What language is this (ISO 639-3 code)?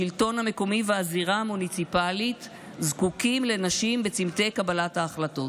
heb